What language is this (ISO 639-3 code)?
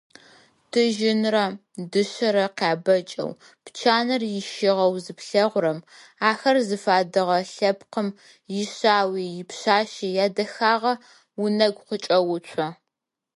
ady